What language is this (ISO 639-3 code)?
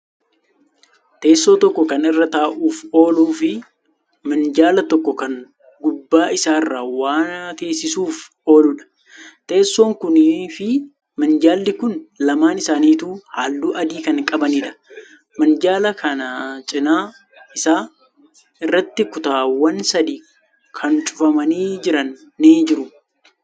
orm